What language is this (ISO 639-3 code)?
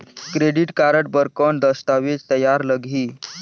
hne